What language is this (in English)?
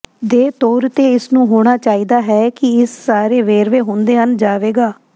Punjabi